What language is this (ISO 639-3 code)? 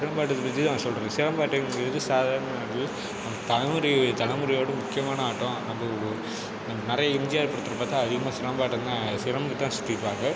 tam